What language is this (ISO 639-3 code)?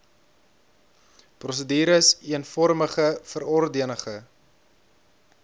afr